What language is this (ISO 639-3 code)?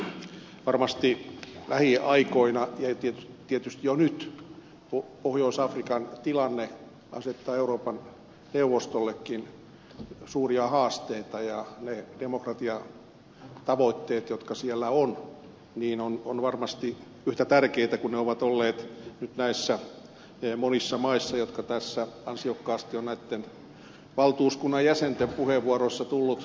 fin